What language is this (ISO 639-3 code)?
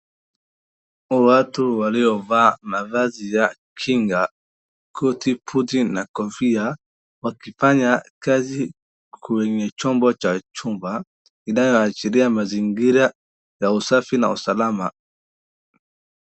swa